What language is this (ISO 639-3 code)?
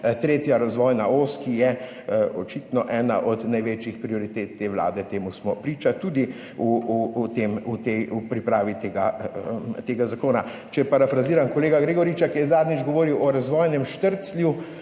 slv